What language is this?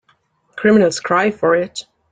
English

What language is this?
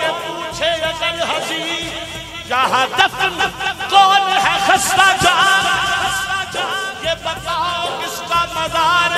Hindi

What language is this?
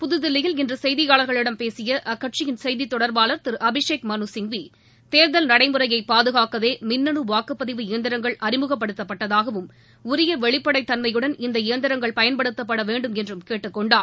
Tamil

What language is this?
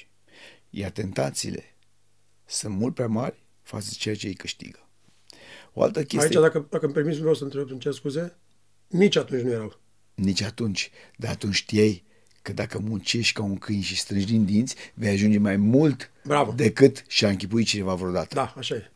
Romanian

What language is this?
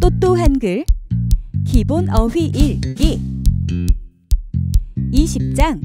Korean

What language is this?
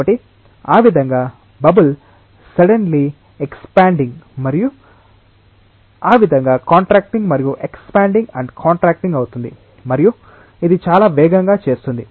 Telugu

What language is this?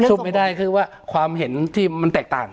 Thai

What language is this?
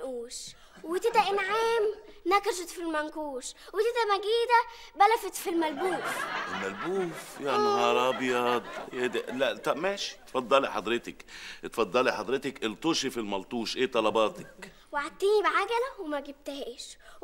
Arabic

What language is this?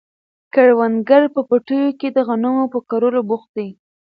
Pashto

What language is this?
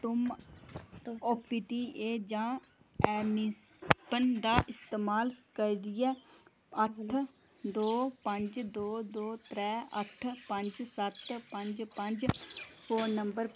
Dogri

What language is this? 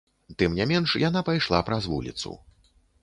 Belarusian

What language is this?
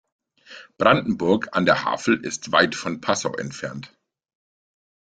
German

